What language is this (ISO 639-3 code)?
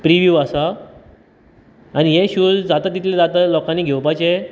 kok